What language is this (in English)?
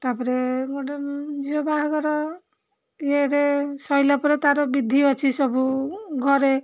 Odia